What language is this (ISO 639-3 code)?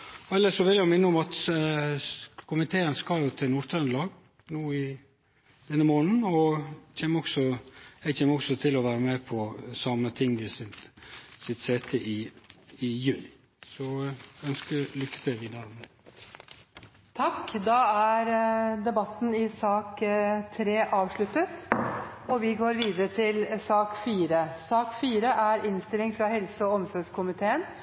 nor